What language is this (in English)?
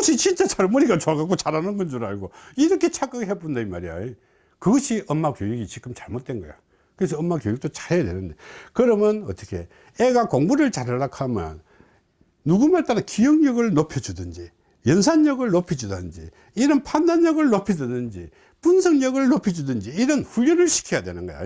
Korean